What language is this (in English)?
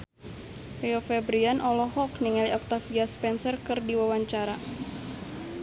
Sundanese